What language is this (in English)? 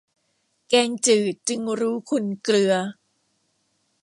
Thai